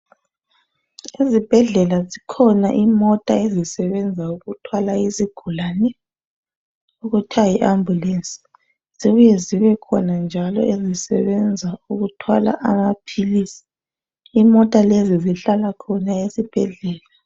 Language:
North Ndebele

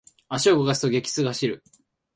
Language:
Japanese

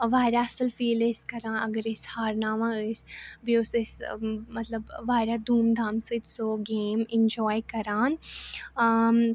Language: Kashmiri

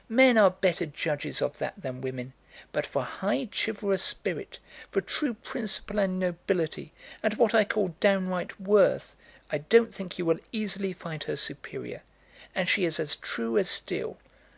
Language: English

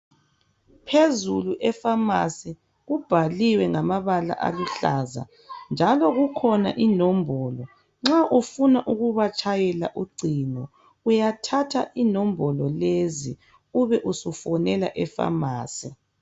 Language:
North Ndebele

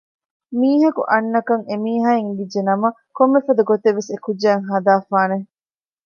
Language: Divehi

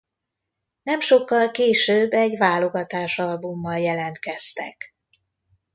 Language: Hungarian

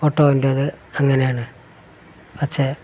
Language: Malayalam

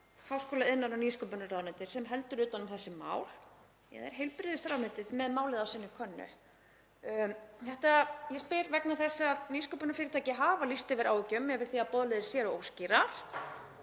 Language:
Icelandic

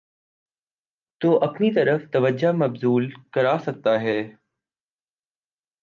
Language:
Urdu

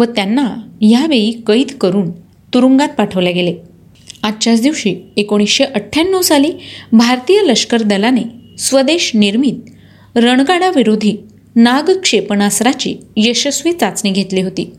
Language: Marathi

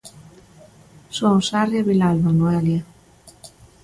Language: Galician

